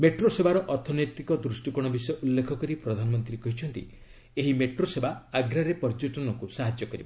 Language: Odia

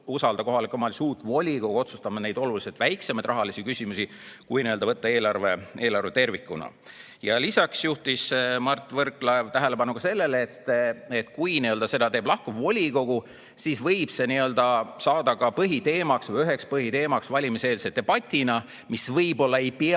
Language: Estonian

